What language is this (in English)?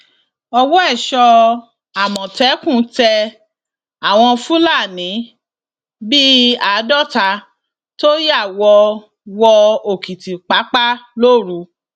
Yoruba